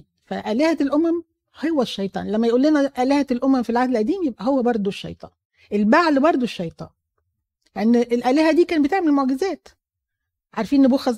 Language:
Arabic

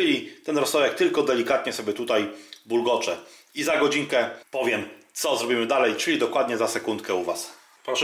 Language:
Polish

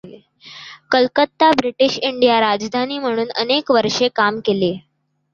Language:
Marathi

